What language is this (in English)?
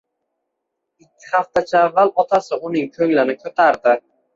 Uzbek